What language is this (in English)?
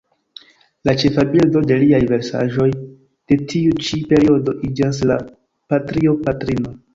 Esperanto